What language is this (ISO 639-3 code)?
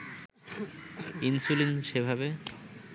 ben